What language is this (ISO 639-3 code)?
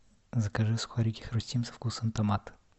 rus